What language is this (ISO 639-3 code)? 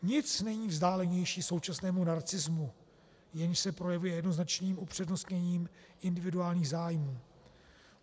ces